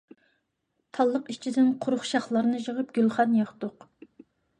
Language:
Uyghur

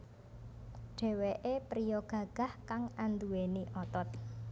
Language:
Javanese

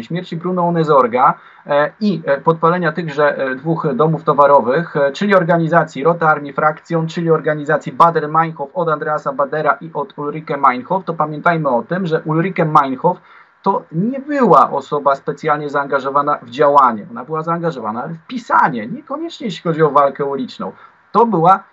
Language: Polish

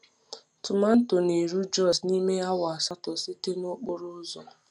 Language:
Igbo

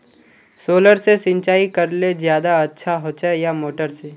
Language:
Magahi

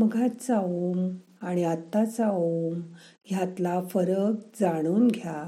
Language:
Marathi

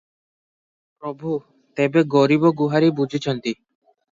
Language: Odia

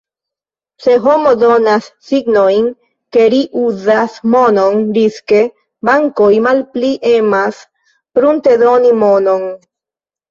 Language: Esperanto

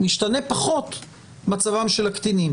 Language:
Hebrew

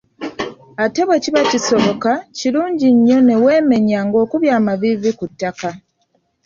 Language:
Ganda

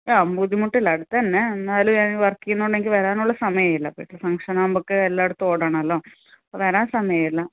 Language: Malayalam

